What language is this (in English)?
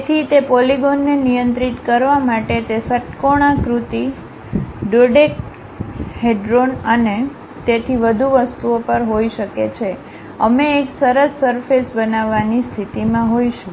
Gujarati